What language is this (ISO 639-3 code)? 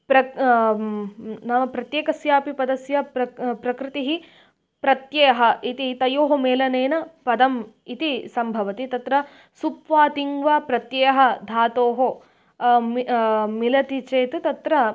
san